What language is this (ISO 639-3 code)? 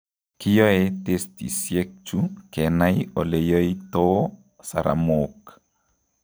kln